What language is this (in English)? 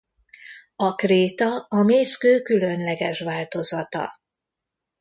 Hungarian